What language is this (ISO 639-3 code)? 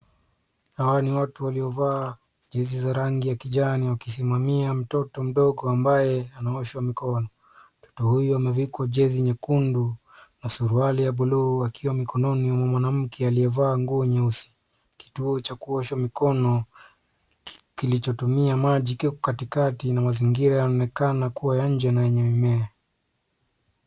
swa